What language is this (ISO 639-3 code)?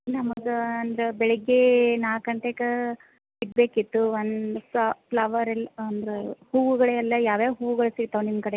kan